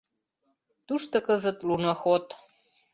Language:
Mari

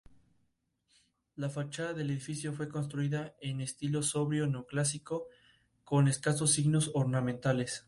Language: Spanish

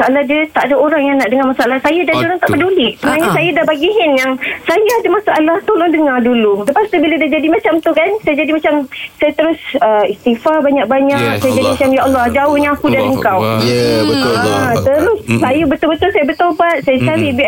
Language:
Malay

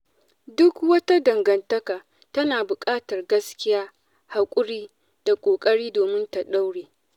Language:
Hausa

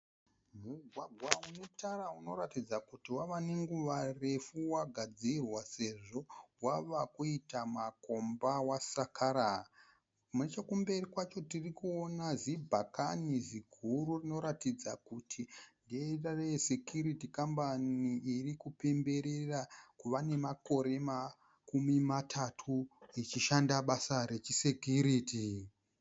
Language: Shona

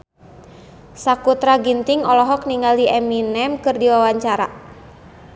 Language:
Sundanese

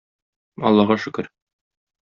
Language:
Tatar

